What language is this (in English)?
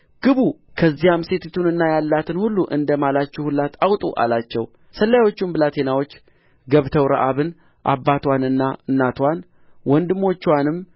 Amharic